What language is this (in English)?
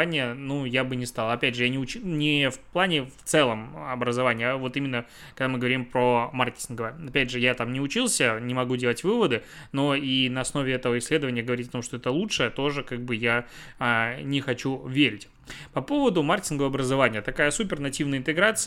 Russian